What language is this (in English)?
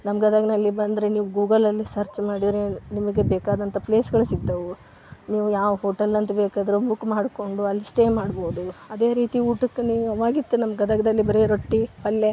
Kannada